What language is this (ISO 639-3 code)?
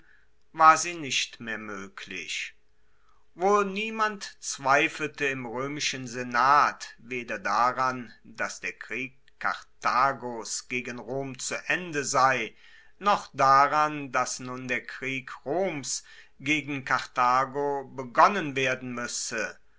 deu